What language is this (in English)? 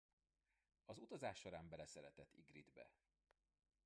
Hungarian